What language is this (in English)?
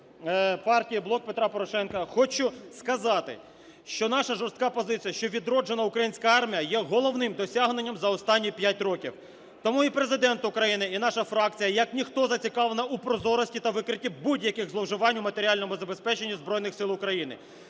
Ukrainian